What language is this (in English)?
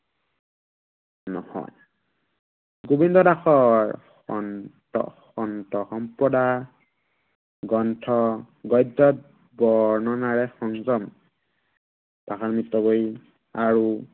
Assamese